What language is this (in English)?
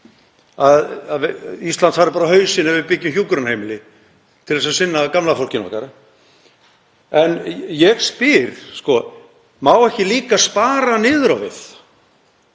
Icelandic